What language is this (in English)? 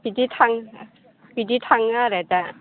Bodo